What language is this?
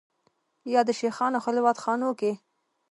Pashto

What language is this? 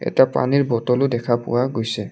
Assamese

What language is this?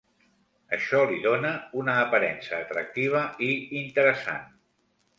Catalan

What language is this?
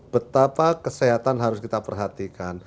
Indonesian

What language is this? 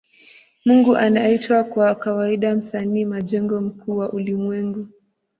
Swahili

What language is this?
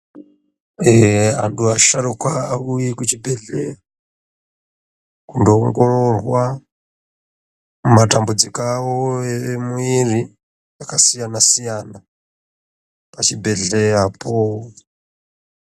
Ndau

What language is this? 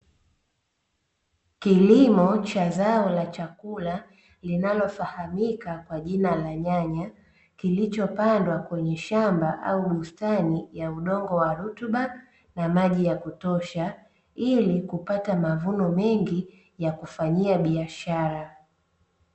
Swahili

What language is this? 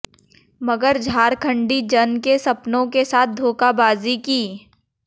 Hindi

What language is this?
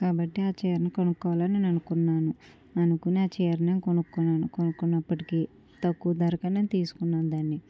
Telugu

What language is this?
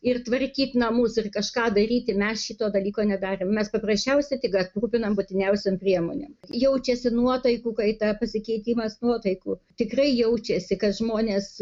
Lithuanian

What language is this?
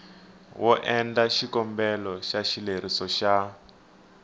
Tsonga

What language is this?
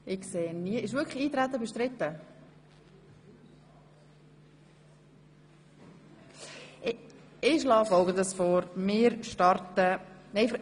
Swiss German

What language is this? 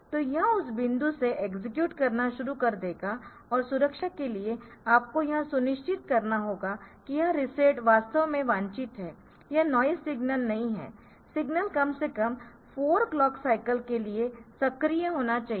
Hindi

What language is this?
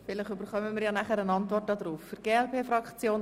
Swiss German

